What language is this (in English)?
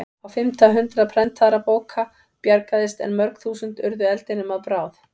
Icelandic